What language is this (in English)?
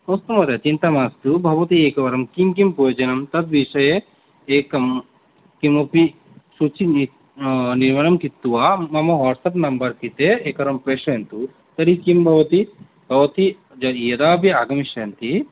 Sanskrit